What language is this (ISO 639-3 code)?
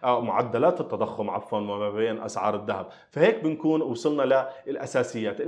ara